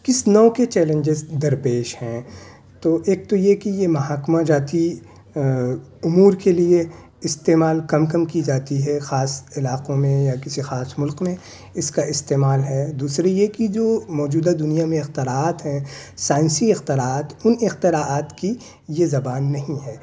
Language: Urdu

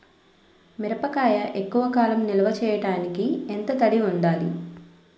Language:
Telugu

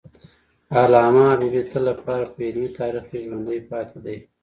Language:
Pashto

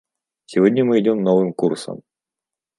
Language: Russian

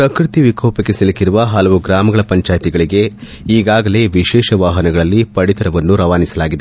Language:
Kannada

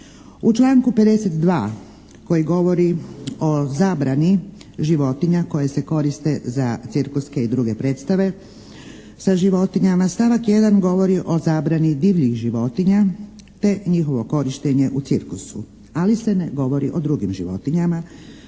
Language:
Croatian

